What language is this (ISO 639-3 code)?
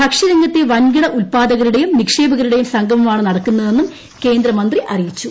mal